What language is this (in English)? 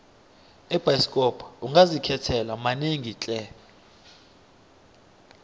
South Ndebele